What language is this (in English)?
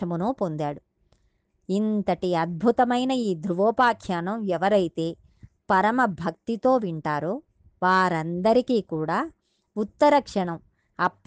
Telugu